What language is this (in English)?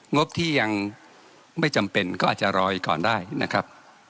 Thai